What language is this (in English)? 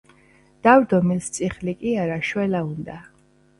Georgian